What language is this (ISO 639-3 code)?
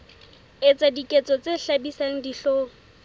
sot